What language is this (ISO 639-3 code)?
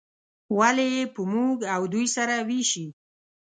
pus